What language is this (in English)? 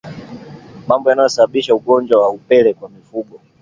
Swahili